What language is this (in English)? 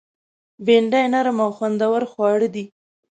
Pashto